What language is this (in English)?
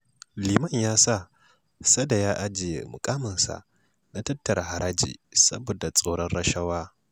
Hausa